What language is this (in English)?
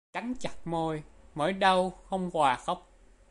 Vietnamese